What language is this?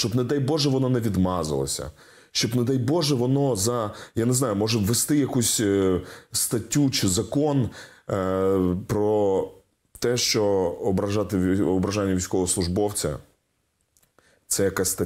Ukrainian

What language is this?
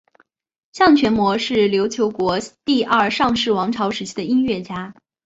Chinese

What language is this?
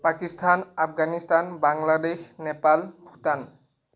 Assamese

